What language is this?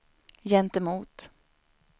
Swedish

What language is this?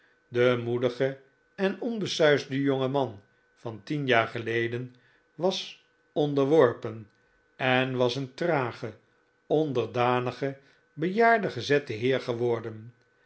Dutch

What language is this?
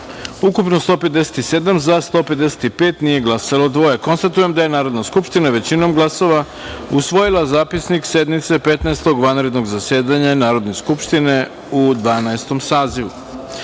Serbian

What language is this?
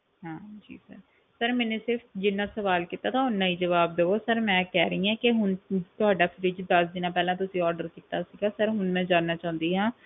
Punjabi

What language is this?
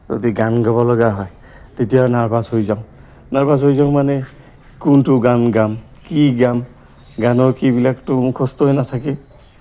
Assamese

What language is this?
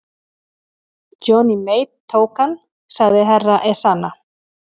Icelandic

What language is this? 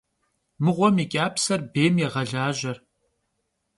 Kabardian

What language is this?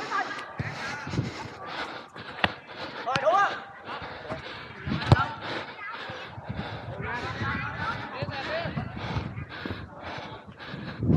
Vietnamese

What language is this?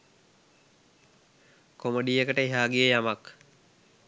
Sinhala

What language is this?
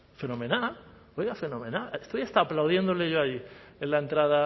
Spanish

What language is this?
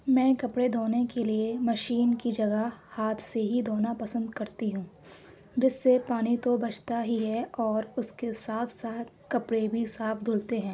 Urdu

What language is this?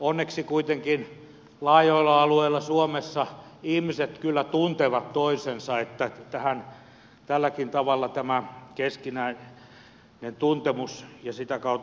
Finnish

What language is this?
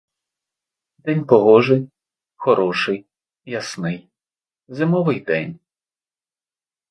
Ukrainian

